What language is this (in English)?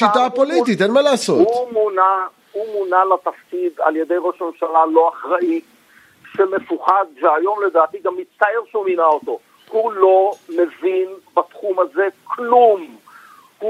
Hebrew